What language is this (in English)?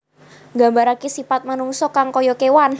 Javanese